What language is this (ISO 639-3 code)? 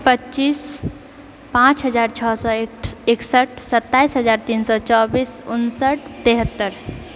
mai